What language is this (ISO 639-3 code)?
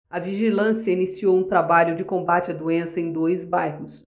por